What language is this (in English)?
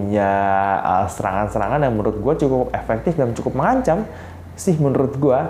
Indonesian